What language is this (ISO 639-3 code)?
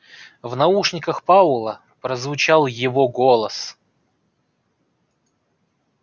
rus